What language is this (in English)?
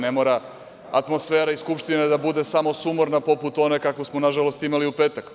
Serbian